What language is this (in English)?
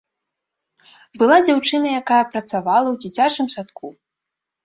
Belarusian